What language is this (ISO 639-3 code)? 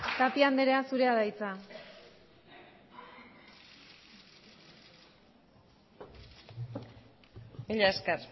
eus